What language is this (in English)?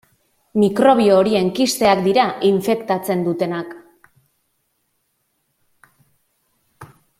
Basque